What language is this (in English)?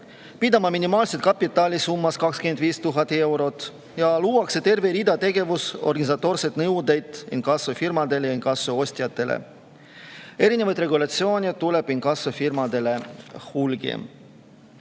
Estonian